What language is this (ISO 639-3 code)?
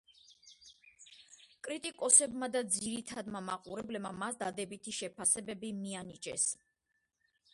kat